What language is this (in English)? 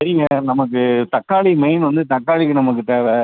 Tamil